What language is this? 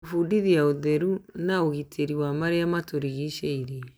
Kikuyu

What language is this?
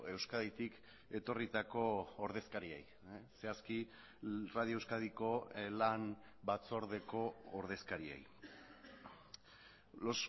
Basque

